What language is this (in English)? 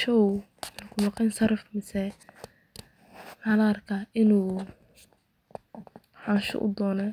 Somali